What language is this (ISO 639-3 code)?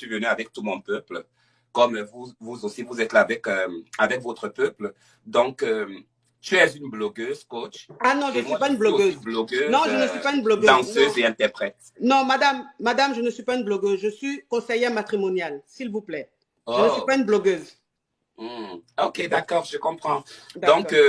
fra